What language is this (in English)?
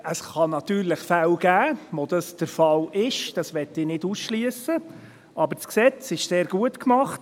Swiss German